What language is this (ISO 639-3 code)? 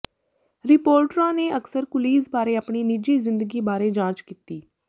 pan